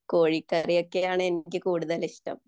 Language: Malayalam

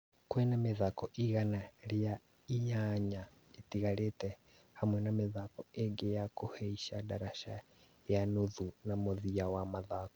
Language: Kikuyu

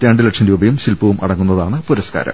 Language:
Malayalam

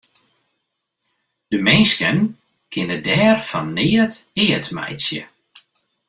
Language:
Western Frisian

